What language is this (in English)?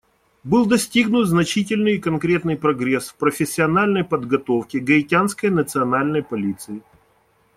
Russian